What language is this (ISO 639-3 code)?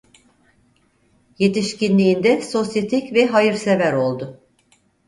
tur